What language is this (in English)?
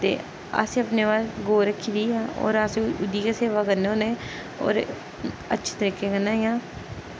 Dogri